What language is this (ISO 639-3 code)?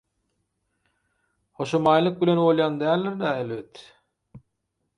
tuk